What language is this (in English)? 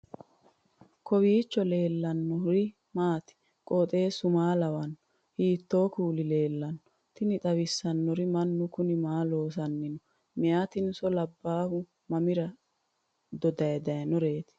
Sidamo